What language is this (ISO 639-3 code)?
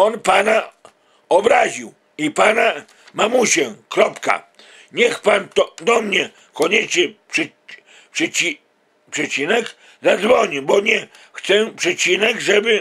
pol